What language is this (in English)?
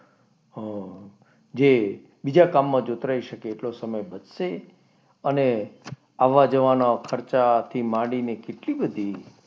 Gujarati